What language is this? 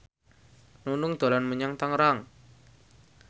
Javanese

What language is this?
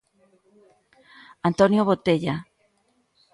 Galician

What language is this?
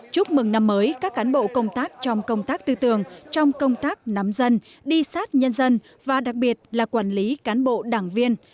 Vietnamese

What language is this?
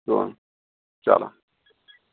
Kashmiri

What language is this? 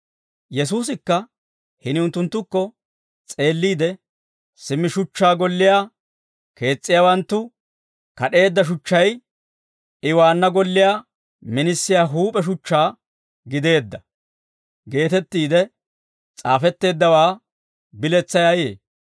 Dawro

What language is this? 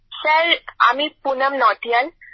Bangla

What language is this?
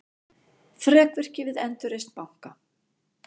Icelandic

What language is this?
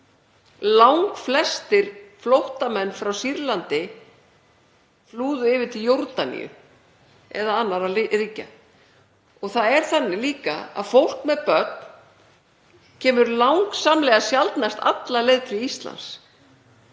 Icelandic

